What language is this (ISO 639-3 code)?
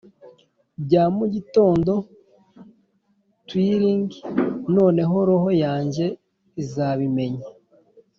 kin